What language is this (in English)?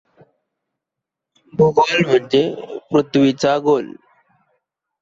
Marathi